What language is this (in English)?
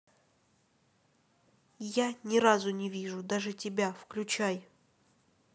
Russian